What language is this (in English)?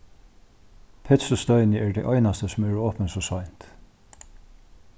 Faroese